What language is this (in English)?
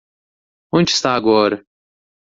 Portuguese